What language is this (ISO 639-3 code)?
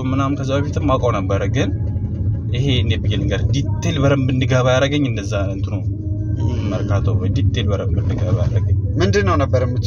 ara